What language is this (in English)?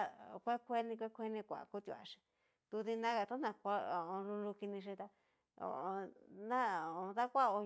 Cacaloxtepec Mixtec